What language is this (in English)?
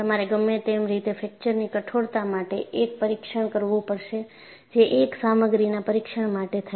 Gujarati